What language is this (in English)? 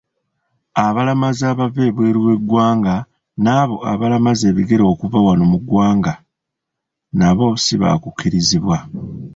Ganda